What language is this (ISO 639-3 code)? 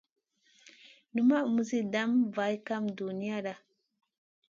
mcn